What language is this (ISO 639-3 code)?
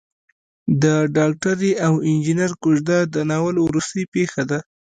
pus